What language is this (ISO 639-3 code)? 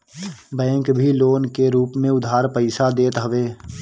bho